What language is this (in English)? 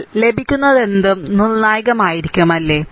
Malayalam